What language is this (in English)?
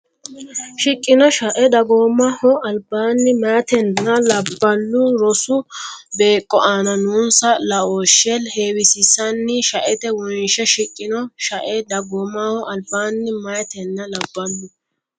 Sidamo